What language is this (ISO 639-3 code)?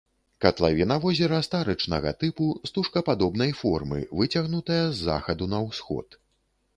bel